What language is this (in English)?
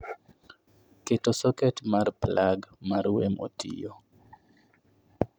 Luo (Kenya and Tanzania)